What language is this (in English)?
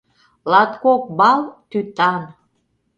Mari